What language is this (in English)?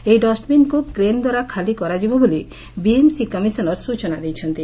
Odia